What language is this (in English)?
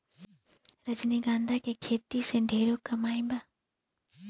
Bhojpuri